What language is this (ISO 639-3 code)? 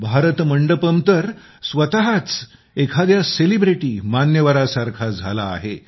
mar